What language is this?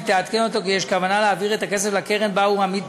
Hebrew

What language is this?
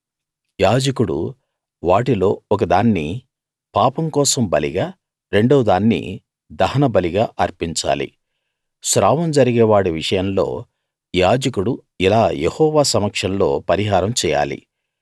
Telugu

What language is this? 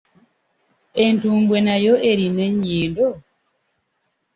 Ganda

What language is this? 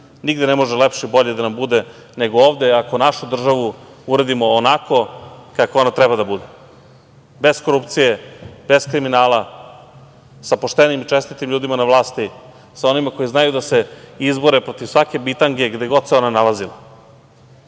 Serbian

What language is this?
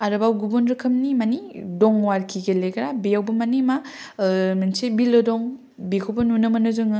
Bodo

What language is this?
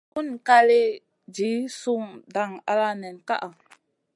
Masana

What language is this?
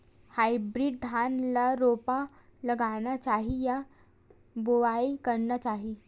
Chhattisgarhi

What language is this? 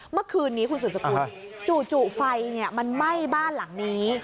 Thai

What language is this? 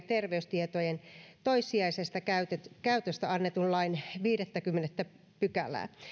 Finnish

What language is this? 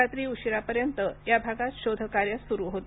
Marathi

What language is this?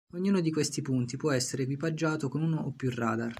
Italian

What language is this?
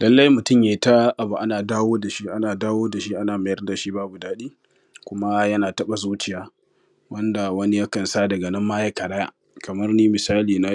Hausa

